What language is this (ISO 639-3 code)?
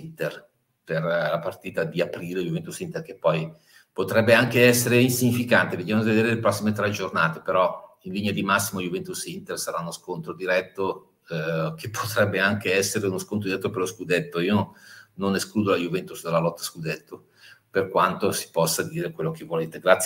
ita